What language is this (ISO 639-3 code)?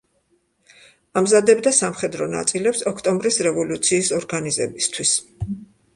kat